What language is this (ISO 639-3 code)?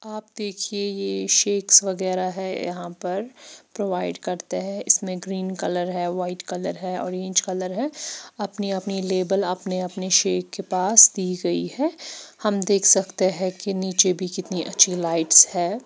hin